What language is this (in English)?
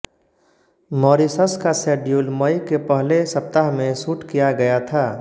Hindi